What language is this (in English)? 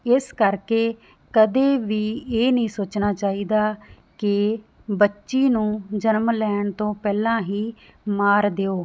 Punjabi